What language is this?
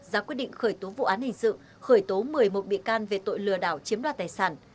Vietnamese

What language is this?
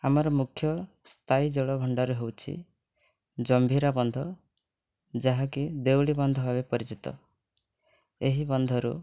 Odia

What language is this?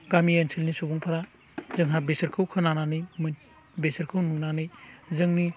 Bodo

